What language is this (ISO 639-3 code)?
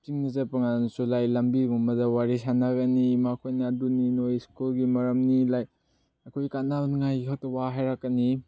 mni